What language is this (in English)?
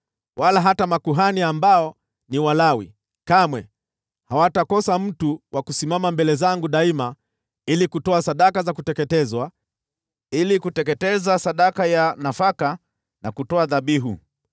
Swahili